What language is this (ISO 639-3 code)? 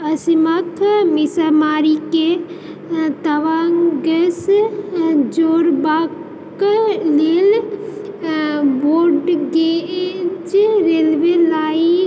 mai